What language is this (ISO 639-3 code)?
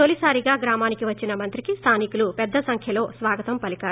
tel